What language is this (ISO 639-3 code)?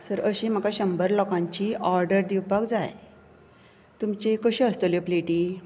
kok